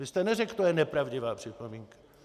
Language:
Czech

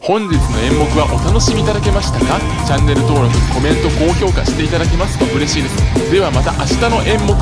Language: Japanese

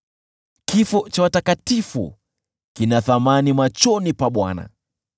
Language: Swahili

